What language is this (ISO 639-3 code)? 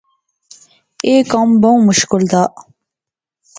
phr